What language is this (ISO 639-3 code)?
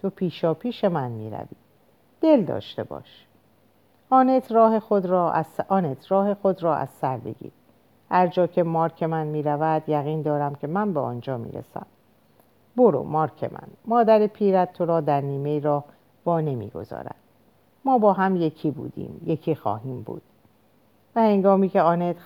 fas